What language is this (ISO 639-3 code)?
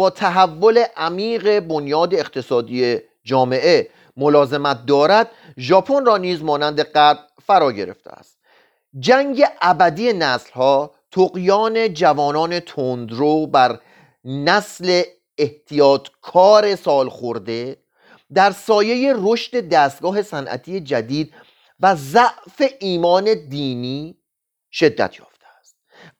fas